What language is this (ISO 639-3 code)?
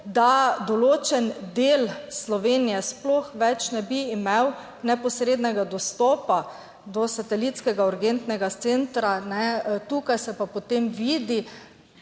slv